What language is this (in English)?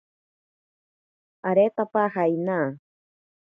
Ashéninka Perené